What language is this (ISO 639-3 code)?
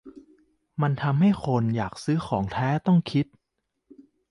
tha